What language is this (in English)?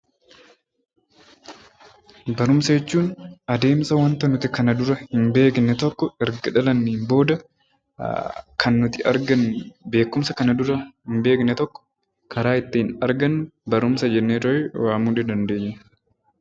Oromo